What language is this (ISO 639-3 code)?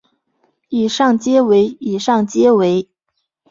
zho